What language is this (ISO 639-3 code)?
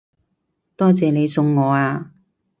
yue